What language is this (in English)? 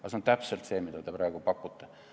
Estonian